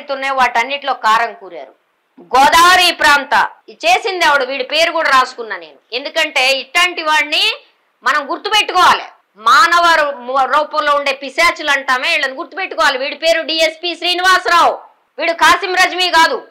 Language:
Telugu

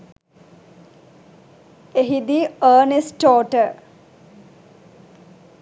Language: Sinhala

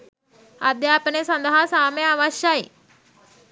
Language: Sinhala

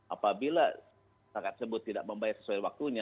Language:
Indonesian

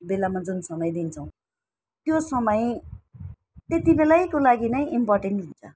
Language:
Nepali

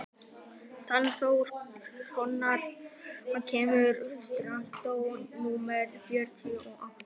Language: Icelandic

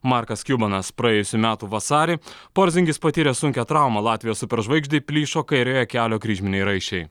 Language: Lithuanian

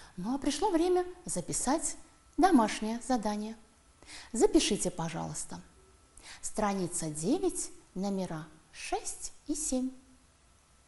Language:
Russian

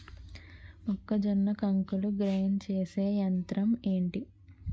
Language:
Telugu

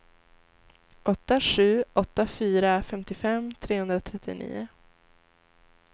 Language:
Swedish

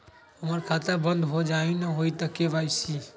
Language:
Magahi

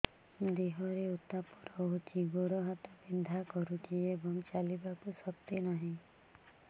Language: Odia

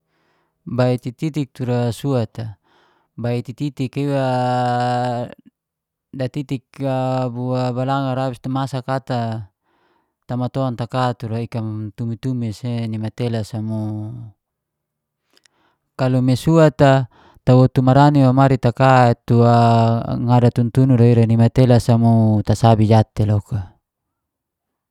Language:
Geser-Gorom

